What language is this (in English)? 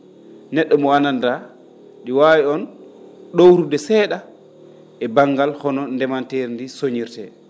Fula